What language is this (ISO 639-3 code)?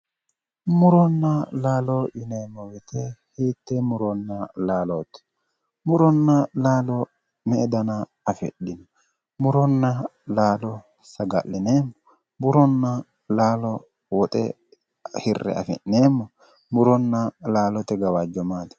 sid